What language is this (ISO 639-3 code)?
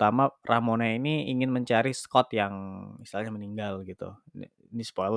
ind